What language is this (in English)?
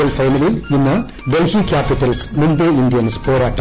Malayalam